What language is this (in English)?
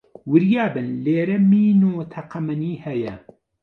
Central Kurdish